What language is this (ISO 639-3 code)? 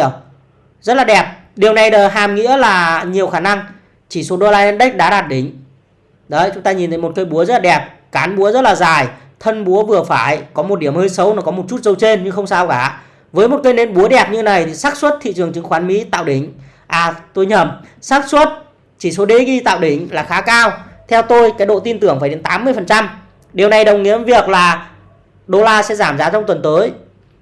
vie